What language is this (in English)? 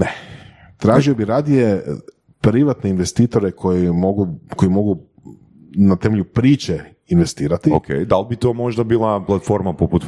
Croatian